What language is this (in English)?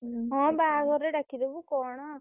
Odia